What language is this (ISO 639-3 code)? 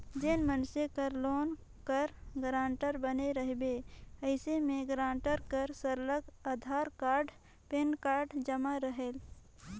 hne